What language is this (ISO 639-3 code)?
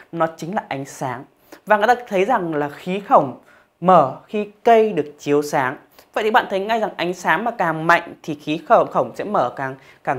vie